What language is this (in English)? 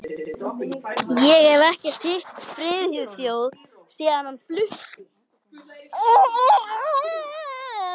Icelandic